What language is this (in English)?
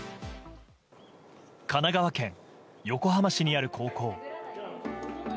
Japanese